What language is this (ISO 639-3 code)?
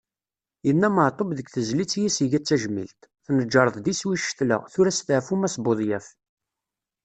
kab